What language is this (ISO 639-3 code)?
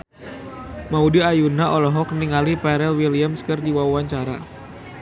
sun